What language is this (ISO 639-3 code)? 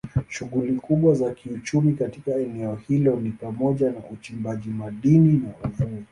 swa